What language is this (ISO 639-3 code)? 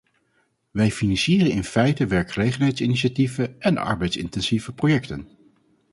nld